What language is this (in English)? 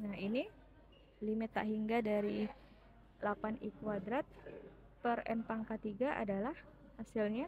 Indonesian